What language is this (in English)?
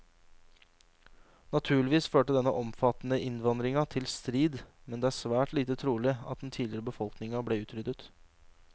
Norwegian